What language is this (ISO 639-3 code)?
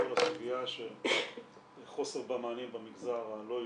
heb